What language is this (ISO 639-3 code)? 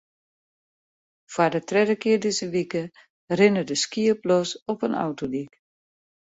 fry